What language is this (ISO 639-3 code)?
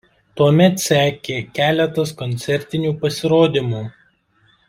lit